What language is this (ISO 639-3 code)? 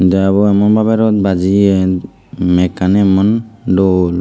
ccp